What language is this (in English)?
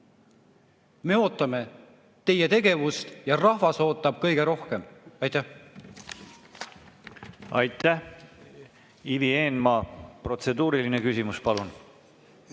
Estonian